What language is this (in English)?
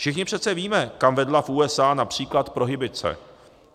Czech